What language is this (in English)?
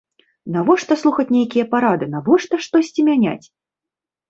Belarusian